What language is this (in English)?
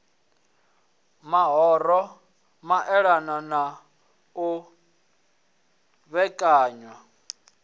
Venda